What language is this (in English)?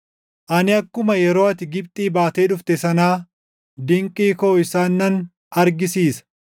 Oromo